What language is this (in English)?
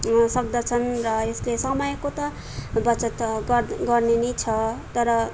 Nepali